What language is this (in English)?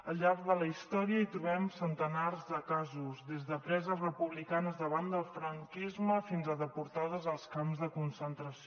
Catalan